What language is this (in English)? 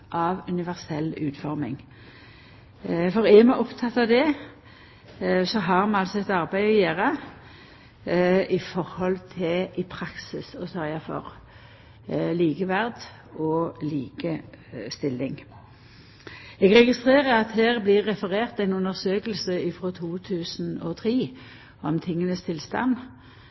Norwegian Nynorsk